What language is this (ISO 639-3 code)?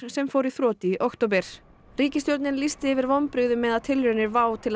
isl